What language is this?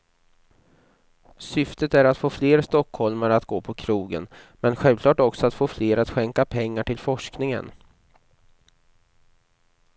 Swedish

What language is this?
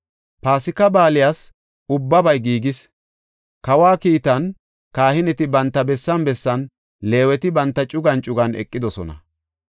Gofa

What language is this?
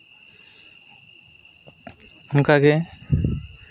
Santali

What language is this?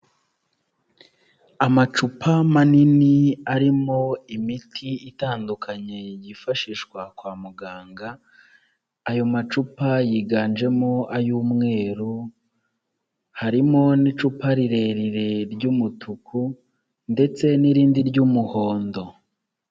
Kinyarwanda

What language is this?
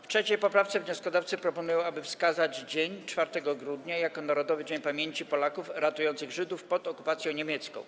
Polish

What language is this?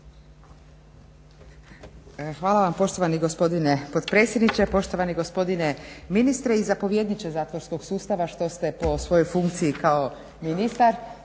Croatian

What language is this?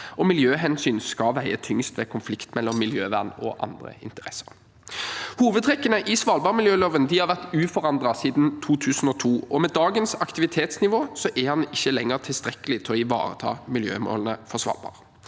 Norwegian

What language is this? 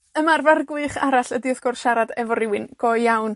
Welsh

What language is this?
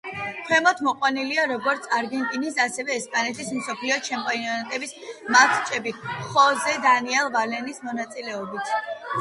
Georgian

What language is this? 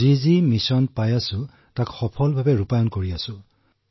Assamese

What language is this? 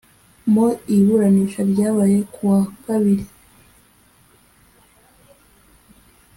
Kinyarwanda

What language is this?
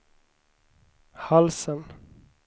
Swedish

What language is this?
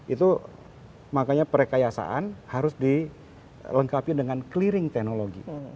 Indonesian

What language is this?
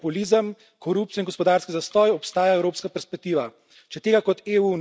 Slovenian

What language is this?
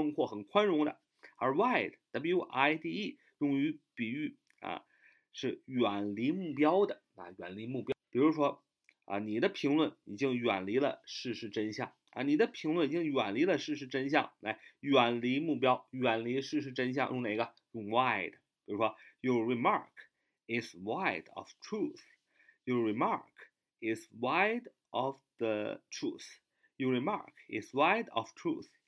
Chinese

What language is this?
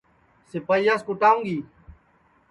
Sansi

